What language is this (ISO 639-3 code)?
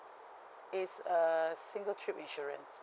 eng